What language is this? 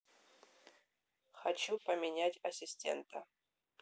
Russian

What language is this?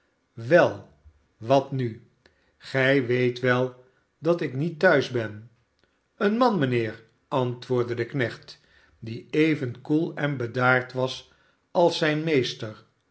Dutch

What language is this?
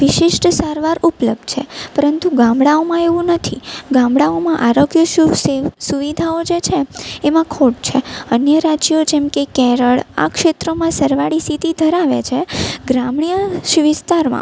Gujarati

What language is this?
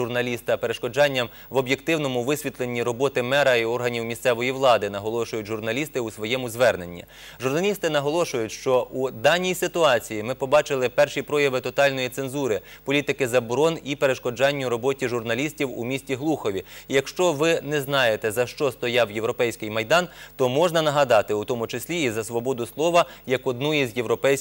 Ukrainian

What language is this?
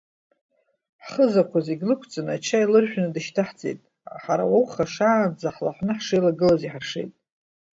Abkhazian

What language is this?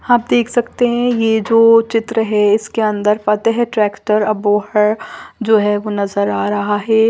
Hindi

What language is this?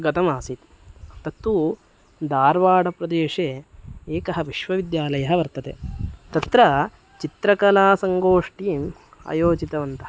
Sanskrit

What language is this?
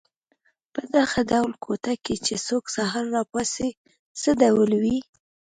Pashto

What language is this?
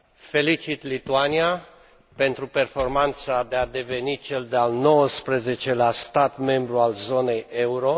Romanian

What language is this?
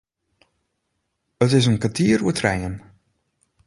Western Frisian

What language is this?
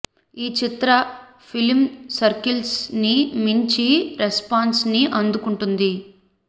Telugu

